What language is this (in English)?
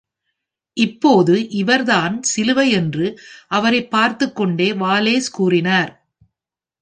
Tamil